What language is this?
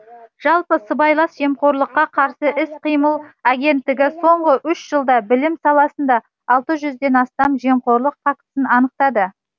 Kazakh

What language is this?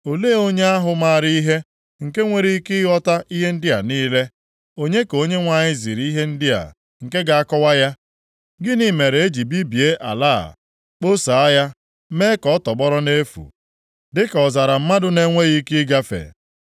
Igbo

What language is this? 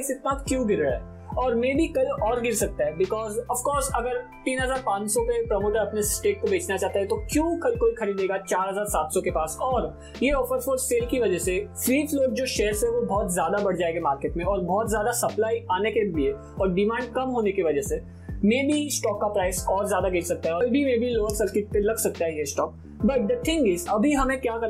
Hindi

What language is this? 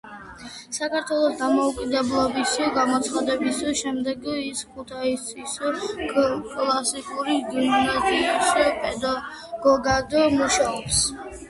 Georgian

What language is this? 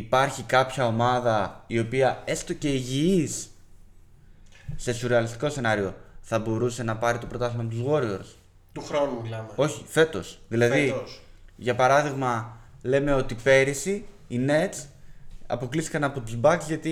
Greek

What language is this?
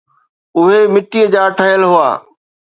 Sindhi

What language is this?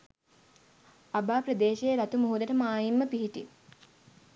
Sinhala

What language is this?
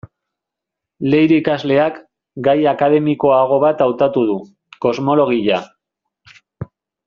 Basque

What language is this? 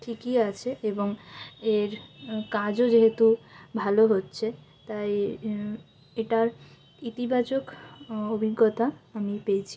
Bangla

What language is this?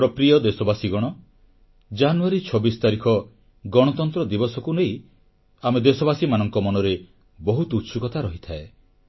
Odia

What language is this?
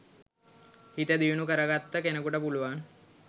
Sinhala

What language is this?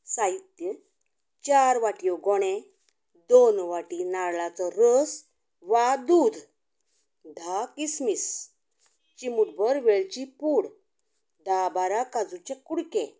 Konkani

